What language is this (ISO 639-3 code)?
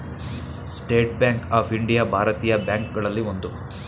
kan